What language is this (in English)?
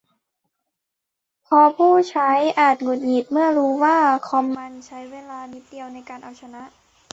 Thai